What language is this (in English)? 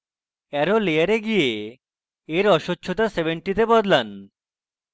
Bangla